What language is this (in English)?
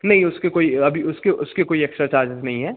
Hindi